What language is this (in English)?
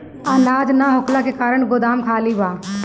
Bhojpuri